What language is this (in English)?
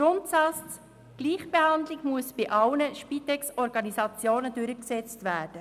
Swiss German